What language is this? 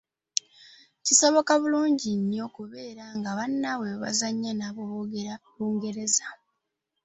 Ganda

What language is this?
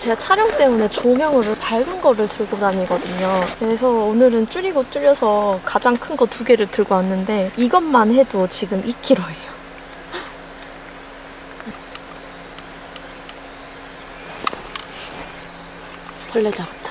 Korean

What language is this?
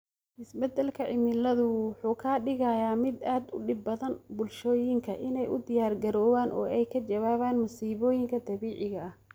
Somali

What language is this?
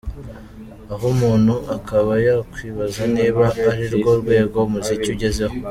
Kinyarwanda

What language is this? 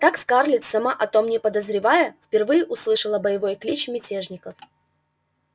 Russian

